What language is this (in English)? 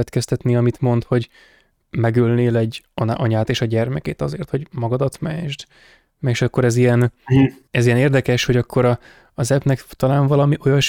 Hungarian